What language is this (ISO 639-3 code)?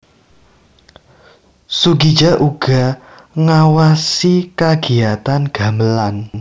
jav